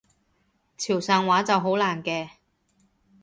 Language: Cantonese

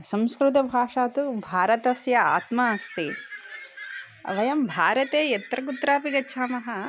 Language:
Sanskrit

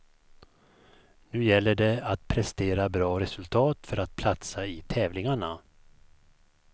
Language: Swedish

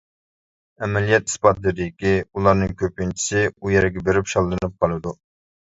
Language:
Uyghur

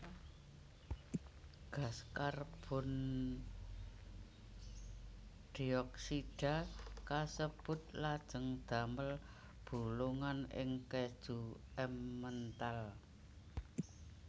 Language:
Javanese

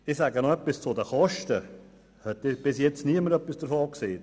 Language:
Swiss German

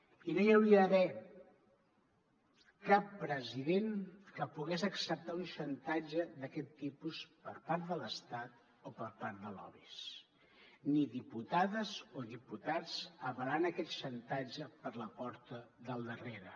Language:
Catalan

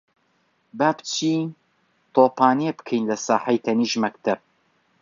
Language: Central Kurdish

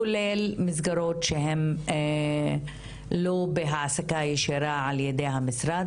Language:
Hebrew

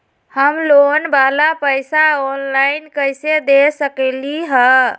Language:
Magahi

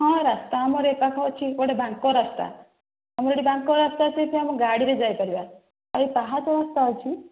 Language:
Odia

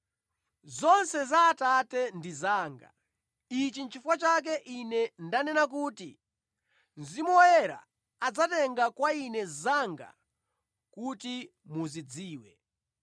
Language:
Nyanja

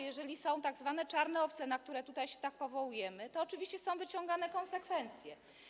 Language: Polish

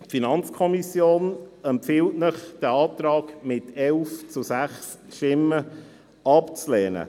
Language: Swiss German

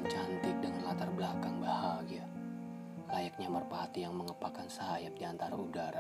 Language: Indonesian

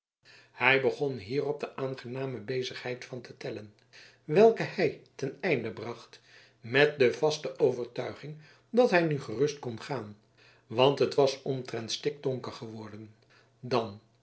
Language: Dutch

